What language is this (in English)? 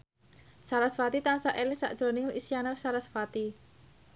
Javanese